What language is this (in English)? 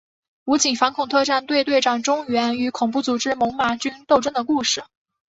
Chinese